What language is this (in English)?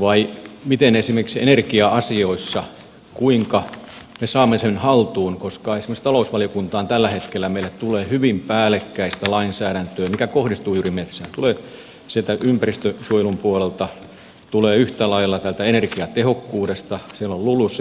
Finnish